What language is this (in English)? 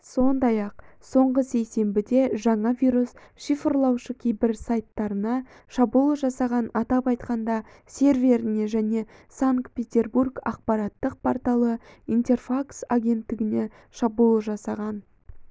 Kazakh